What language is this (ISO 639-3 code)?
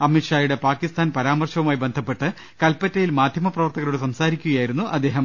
mal